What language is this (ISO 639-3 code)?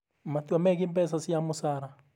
kik